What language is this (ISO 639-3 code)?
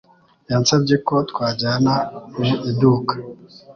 kin